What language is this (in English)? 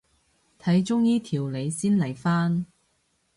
Cantonese